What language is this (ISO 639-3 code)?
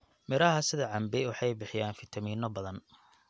som